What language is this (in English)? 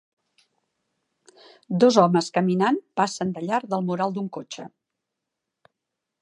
Catalan